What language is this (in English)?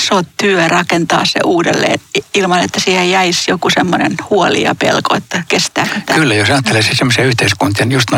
Finnish